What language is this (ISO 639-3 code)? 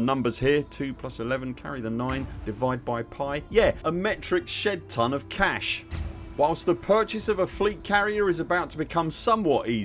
eng